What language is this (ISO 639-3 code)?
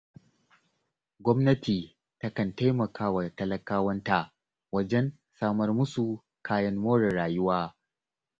hau